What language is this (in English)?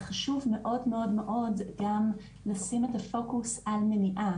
Hebrew